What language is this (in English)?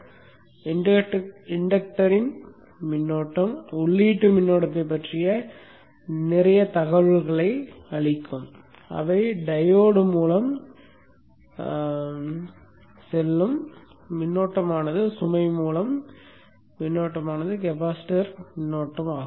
Tamil